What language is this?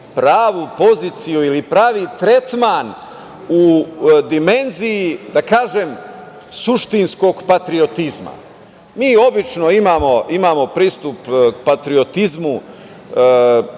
Serbian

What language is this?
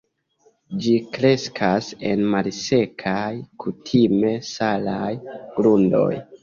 Esperanto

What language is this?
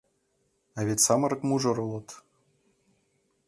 Mari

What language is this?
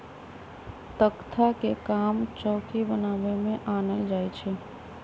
Magahi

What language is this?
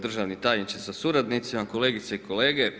Croatian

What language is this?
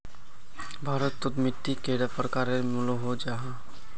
Magahi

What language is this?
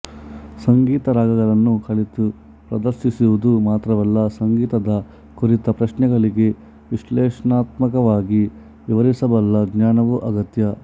Kannada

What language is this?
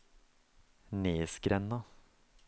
Norwegian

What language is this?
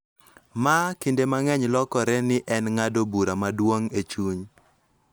Luo (Kenya and Tanzania)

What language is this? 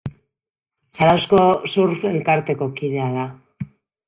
Basque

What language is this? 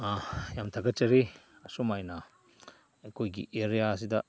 Manipuri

